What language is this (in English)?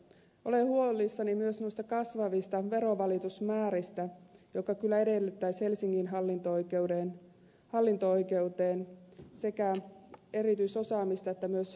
Finnish